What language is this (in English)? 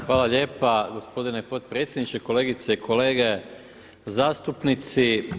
Croatian